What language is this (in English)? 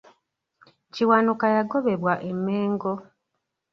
Ganda